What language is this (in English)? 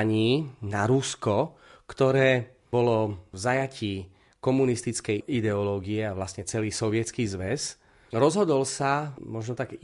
Slovak